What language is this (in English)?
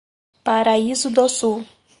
Portuguese